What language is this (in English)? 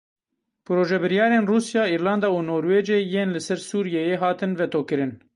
Kurdish